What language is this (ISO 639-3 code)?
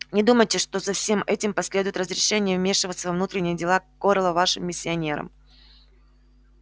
rus